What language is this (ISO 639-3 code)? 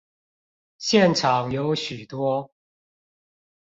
zho